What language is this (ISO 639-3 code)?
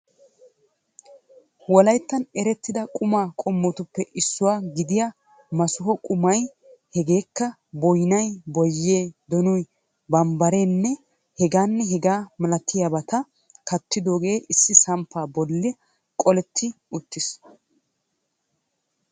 wal